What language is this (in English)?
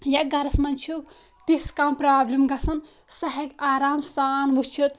Kashmiri